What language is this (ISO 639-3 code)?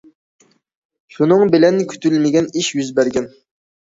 uig